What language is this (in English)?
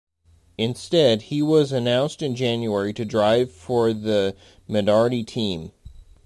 English